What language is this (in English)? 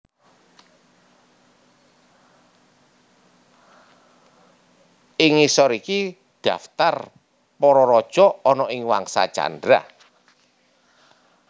Javanese